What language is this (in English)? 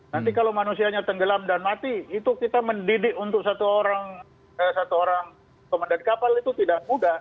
Indonesian